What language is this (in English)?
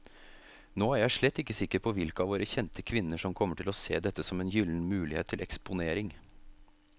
Norwegian